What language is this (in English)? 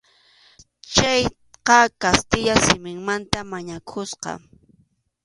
Arequipa-La Unión Quechua